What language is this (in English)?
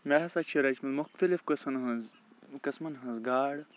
Kashmiri